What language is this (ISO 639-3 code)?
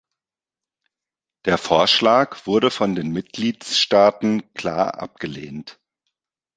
deu